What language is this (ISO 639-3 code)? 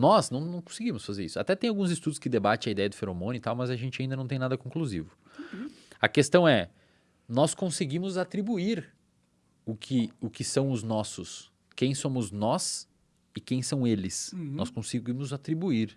por